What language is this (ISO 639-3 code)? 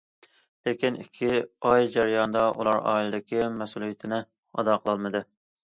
uig